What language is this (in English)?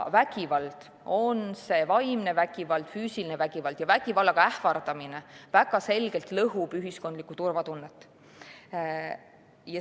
Estonian